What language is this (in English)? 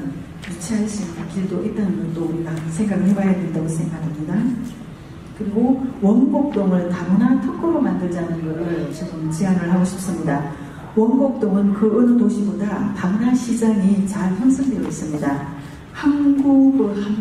Korean